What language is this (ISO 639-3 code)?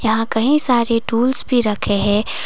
hin